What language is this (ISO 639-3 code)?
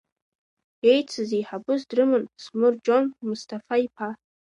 abk